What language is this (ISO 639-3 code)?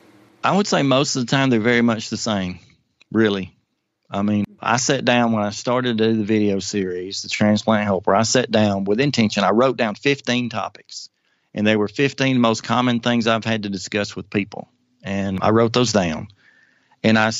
eng